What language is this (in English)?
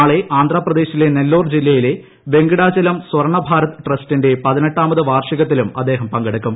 Malayalam